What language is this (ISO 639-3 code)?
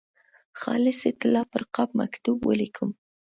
pus